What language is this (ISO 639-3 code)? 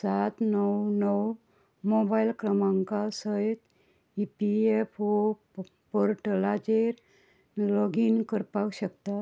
kok